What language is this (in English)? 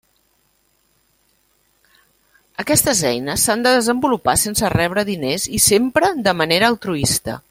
Catalan